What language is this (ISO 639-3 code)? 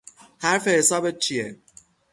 fas